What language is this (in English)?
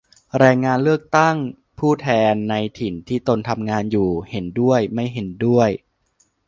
Thai